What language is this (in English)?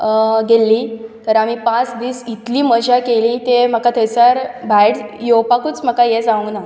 Konkani